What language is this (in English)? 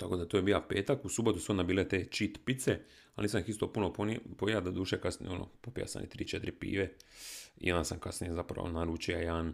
Croatian